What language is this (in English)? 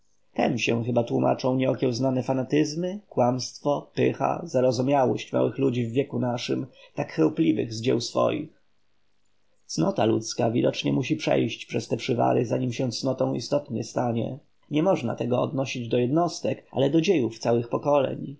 Polish